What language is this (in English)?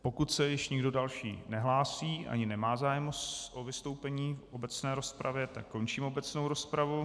Czech